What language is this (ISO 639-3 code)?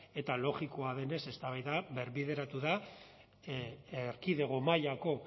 eus